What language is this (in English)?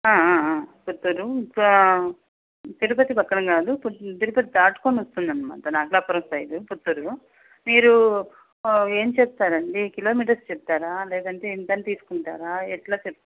Telugu